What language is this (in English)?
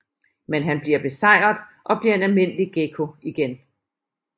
Danish